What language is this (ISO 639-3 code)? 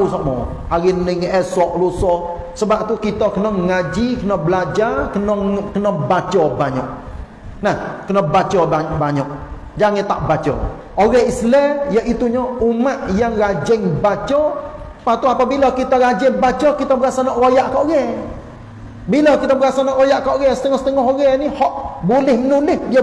msa